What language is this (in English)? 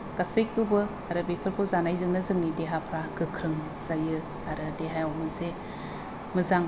Bodo